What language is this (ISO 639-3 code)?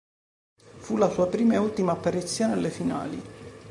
ita